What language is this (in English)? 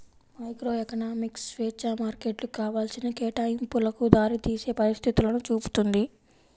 Telugu